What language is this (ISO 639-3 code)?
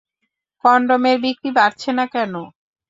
ben